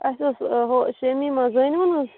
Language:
Kashmiri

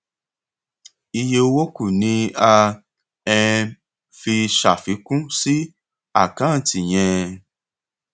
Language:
Yoruba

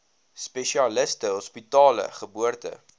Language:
Afrikaans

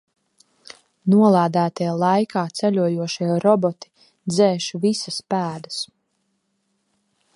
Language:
Latvian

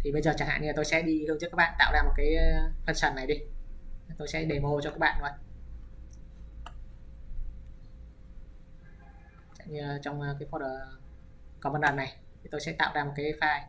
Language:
Vietnamese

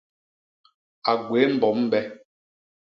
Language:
Basaa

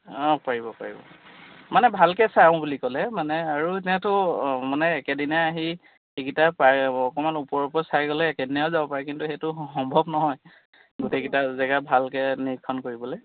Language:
Assamese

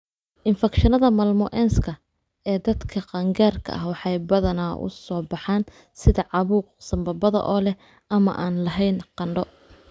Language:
Somali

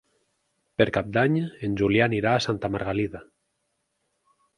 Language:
Catalan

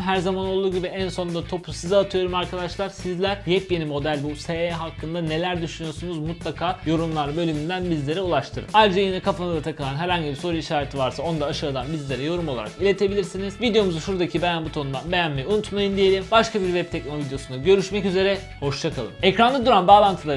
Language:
Turkish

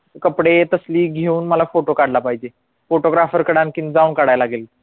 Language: Marathi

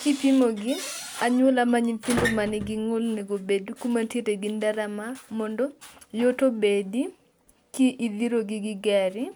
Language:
Luo (Kenya and Tanzania)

